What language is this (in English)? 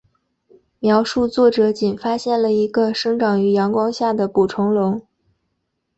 Chinese